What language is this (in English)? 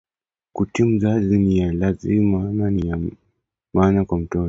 Swahili